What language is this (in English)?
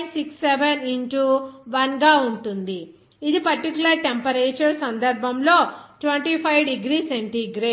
Telugu